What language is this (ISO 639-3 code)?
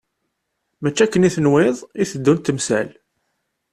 kab